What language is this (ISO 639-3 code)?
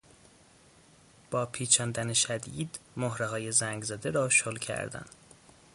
fas